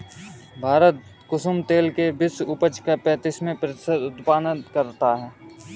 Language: Hindi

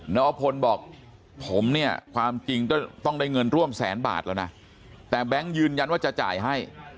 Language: Thai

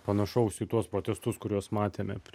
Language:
Lithuanian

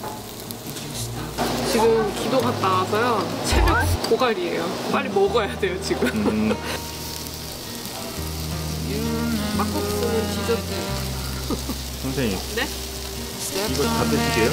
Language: Korean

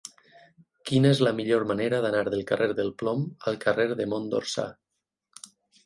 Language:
Catalan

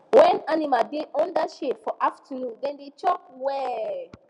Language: Nigerian Pidgin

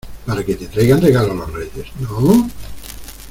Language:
Spanish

